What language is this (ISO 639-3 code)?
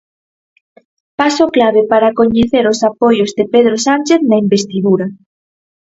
glg